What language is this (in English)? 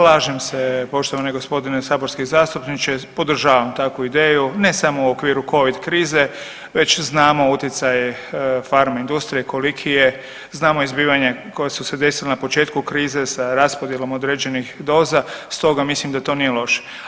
Croatian